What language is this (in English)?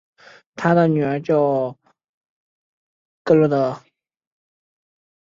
Chinese